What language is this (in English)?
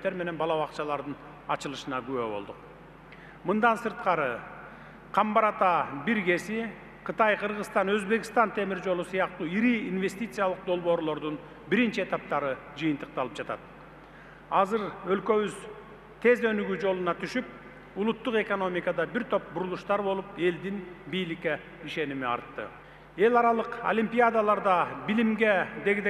Turkish